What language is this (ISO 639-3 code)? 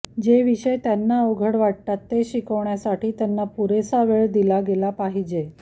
mar